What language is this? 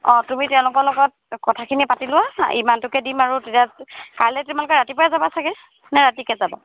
Assamese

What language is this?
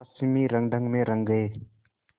Hindi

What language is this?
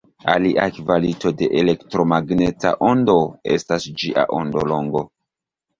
Esperanto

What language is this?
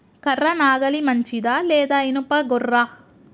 Telugu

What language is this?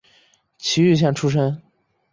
Chinese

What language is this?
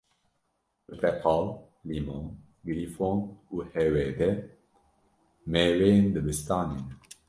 Kurdish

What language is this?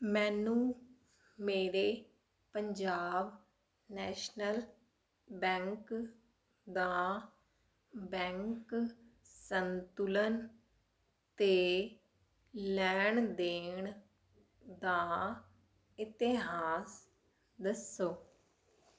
Punjabi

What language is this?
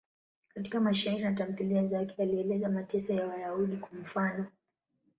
Swahili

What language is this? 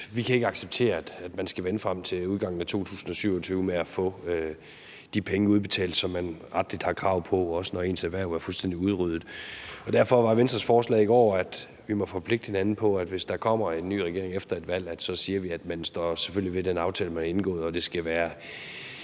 Danish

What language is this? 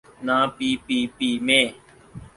Urdu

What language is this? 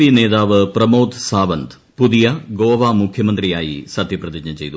Malayalam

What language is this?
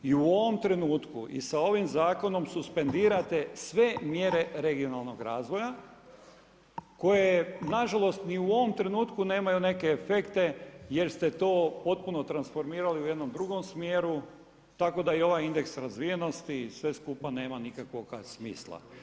Croatian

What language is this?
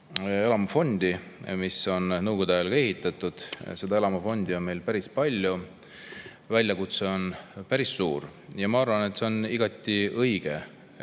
Estonian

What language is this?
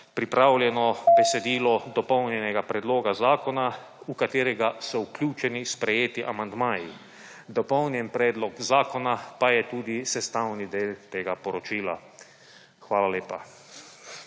Slovenian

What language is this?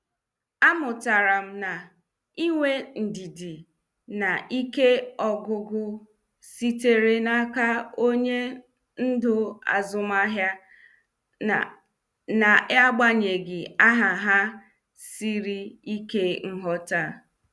Igbo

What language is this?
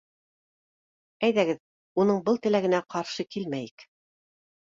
Bashkir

